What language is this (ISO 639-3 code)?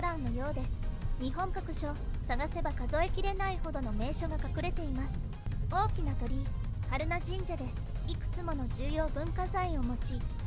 jpn